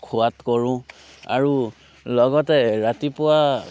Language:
Assamese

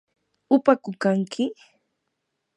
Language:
Yanahuanca Pasco Quechua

